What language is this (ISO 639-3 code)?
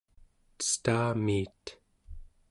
esu